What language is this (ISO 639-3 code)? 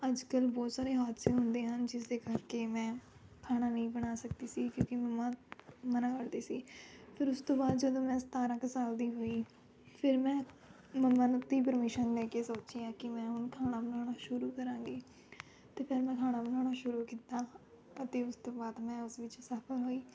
pan